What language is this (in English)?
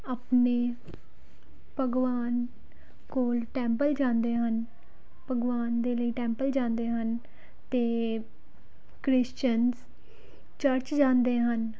Punjabi